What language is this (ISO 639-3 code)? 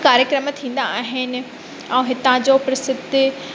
snd